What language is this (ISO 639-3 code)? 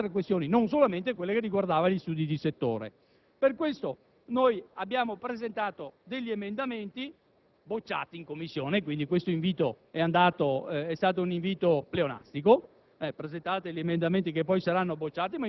ita